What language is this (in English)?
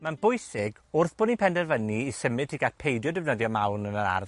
Welsh